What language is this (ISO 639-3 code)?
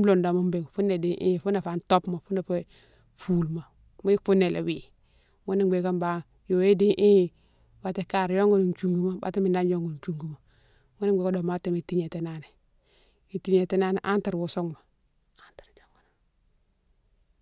msw